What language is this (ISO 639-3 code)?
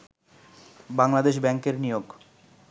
ben